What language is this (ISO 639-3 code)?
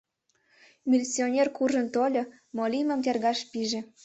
chm